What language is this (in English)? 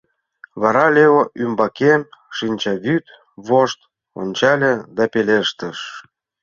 Mari